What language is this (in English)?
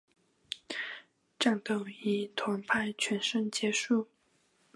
Chinese